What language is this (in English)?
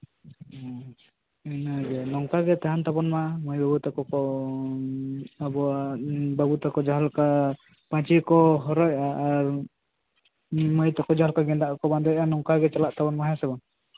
Santali